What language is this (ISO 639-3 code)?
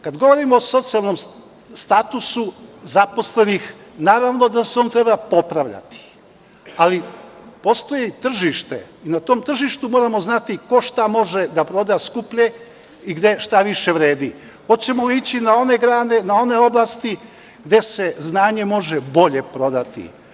srp